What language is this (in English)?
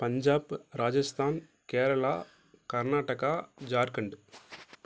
Tamil